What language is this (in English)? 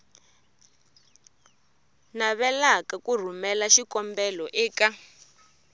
Tsonga